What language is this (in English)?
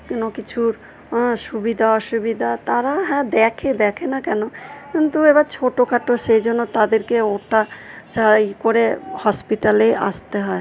Bangla